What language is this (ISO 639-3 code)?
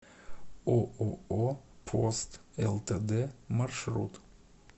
rus